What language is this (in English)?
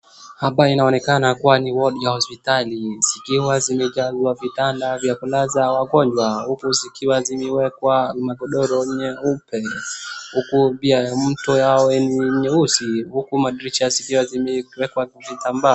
Swahili